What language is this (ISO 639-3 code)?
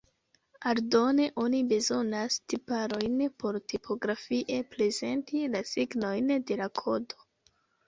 epo